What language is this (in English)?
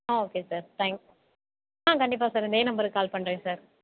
Tamil